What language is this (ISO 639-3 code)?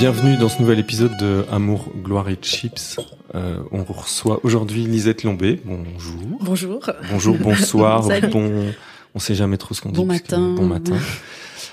fra